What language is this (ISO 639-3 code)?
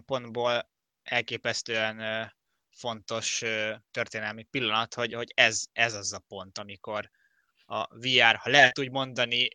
hun